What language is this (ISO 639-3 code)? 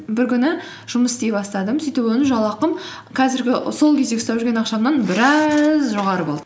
kaz